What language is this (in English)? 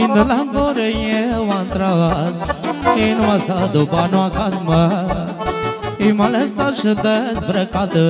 Romanian